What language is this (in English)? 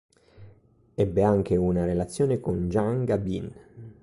Italian